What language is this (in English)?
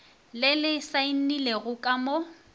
Northern Sotho